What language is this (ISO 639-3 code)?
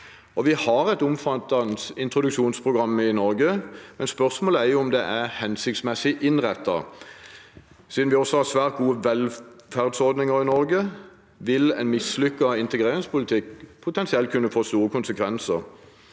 nor